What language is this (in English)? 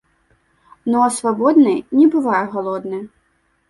Belarusian